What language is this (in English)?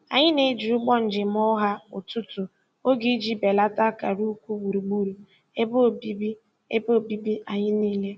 Igbo